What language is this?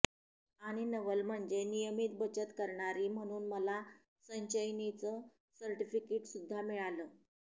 Marathi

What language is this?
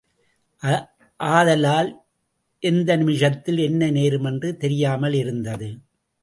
Tamil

